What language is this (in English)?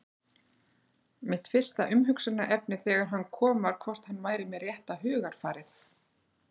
Icelandic